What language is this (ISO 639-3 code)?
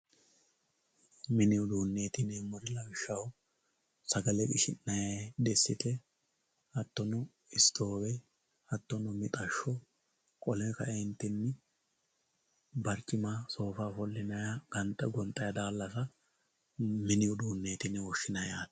sid